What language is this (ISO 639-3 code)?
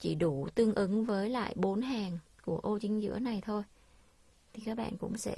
vie